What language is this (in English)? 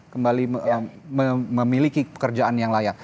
Indonesian